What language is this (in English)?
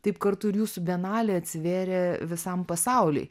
Lithuanian